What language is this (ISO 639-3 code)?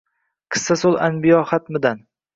uzb